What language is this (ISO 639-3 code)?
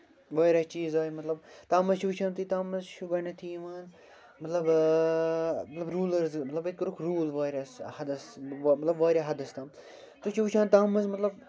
kas